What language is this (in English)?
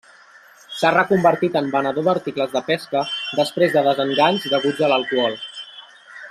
Catalan